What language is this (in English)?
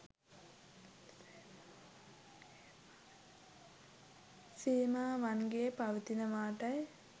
Sinhala